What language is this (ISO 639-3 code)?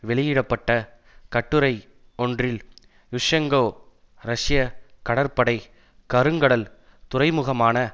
tam